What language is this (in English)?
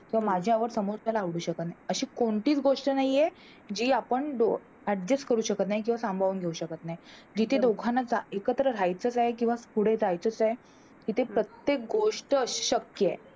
Marathi